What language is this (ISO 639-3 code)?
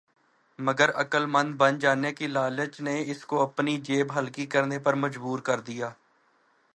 urd